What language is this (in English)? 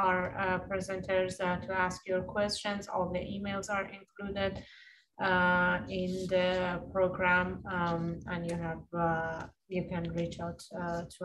English